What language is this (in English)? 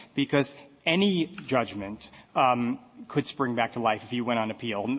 English